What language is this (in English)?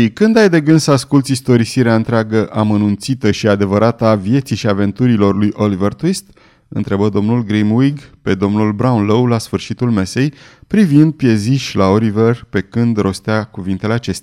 Romanian